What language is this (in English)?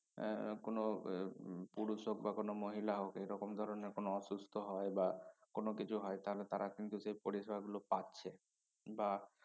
Bangla